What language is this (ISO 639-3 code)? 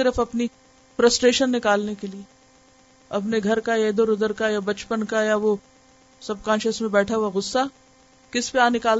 urd